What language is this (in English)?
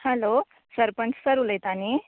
Konkani